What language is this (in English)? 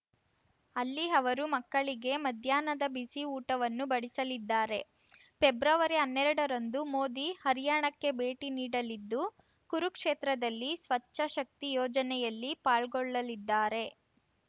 Kannada